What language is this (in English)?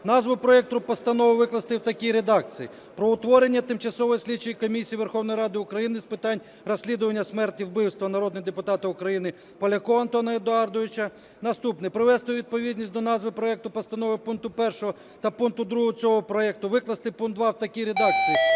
Ukrainian